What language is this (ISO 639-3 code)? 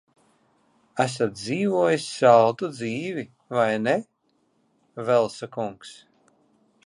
lav